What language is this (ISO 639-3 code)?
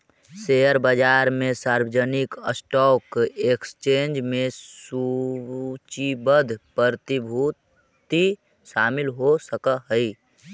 mag